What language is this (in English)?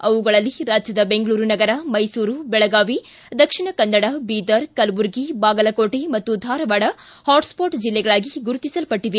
Kannada